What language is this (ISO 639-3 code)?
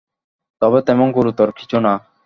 ben